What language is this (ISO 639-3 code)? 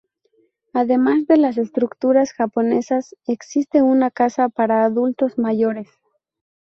spa